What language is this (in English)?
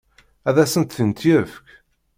Kabyle